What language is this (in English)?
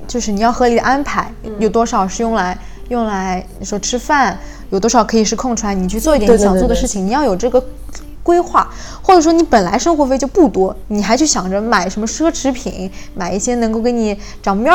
Chinese